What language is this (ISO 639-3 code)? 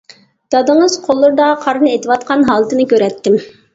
uig